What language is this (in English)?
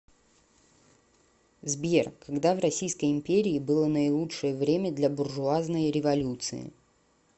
Russian